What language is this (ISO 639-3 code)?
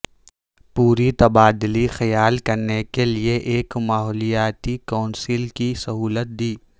urd